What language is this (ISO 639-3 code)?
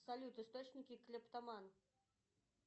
rus